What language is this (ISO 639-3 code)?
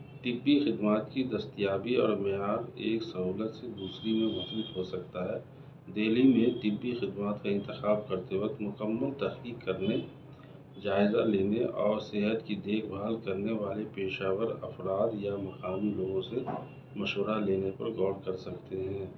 urd